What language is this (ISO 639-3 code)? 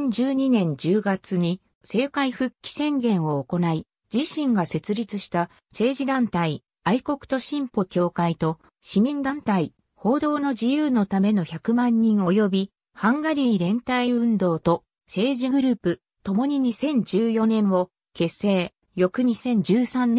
jpn